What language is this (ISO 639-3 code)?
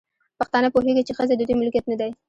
pus